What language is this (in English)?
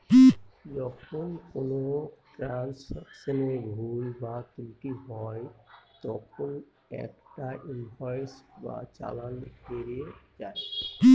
Bangla